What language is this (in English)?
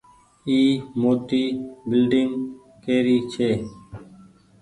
Goaria